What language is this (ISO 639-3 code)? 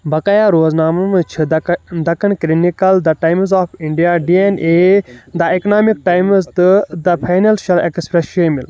kas